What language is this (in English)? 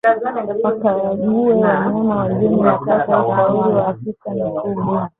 Swahili